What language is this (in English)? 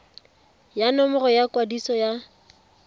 Tswana